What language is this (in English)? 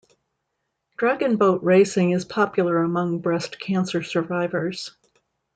English